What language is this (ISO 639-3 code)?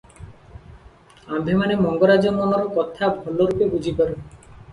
ori